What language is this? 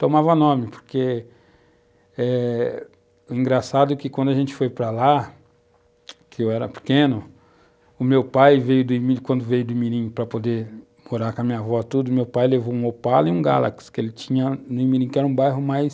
Portuguese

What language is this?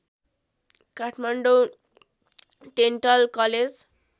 Nepali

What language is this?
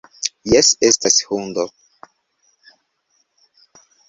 Esperanto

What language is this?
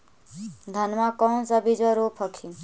Magahi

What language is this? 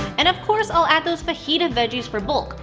English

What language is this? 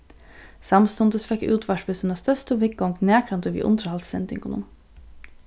Faroese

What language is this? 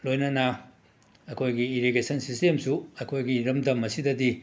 Manipuri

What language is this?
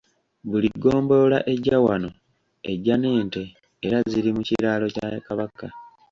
Ganda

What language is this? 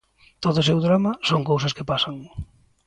Galician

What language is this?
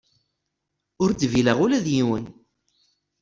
Kabyle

